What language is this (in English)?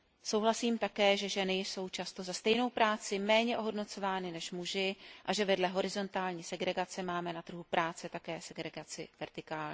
Czech